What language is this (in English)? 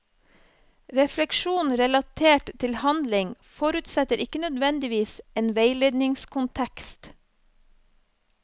Norwegian